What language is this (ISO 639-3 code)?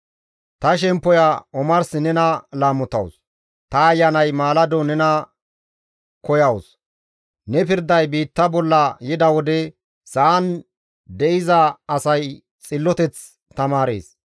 gmv